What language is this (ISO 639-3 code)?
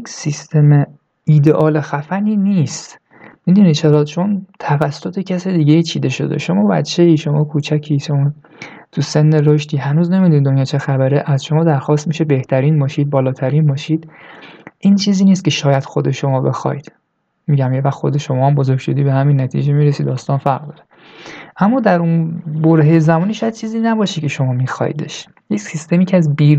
fas